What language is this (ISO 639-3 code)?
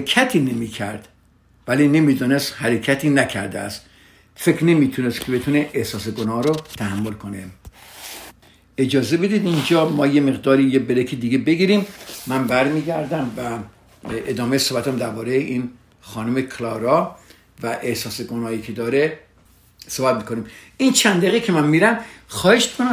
fas